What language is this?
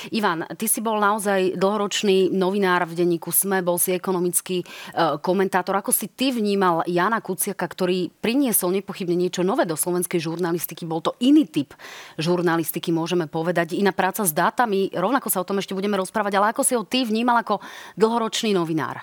Slovak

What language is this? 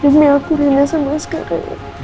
Indonesian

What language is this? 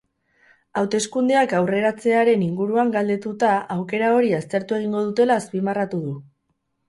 Basque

